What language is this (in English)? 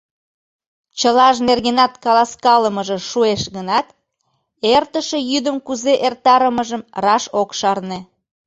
Mari